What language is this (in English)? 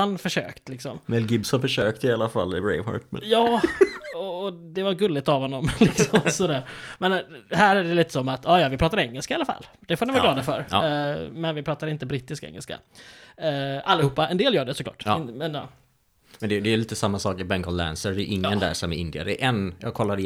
Swedish